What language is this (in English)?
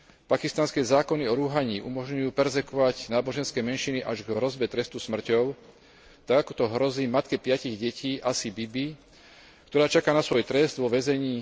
Slovak